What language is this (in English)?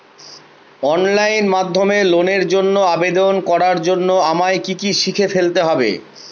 Bangla